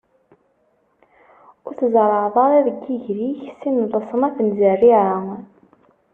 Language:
Kabyle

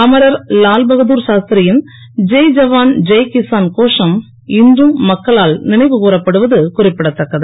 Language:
Tamil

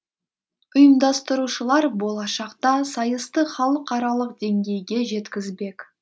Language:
Kazakh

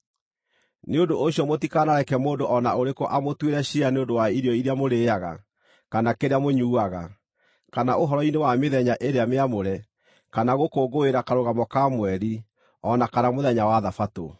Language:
Kikuyu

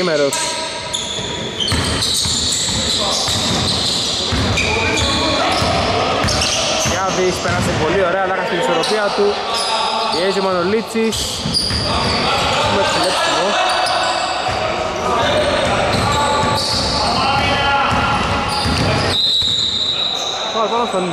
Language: Greek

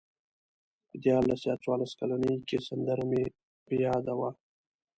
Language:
Pashto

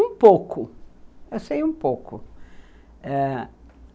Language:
Portuguese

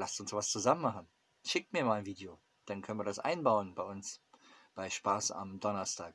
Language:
German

